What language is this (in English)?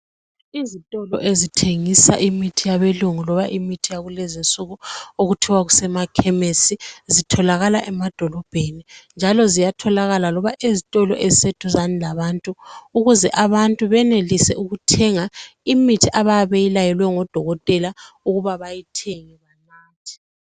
North Ndebele